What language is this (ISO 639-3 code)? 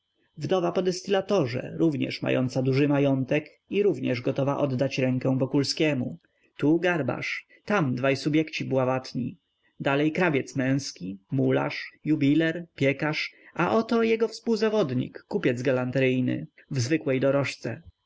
pol